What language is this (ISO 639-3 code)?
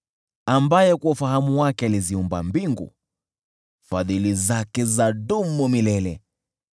swa